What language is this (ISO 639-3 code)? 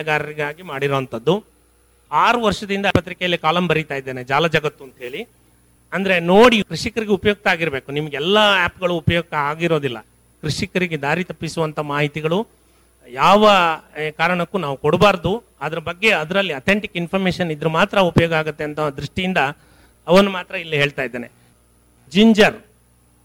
kan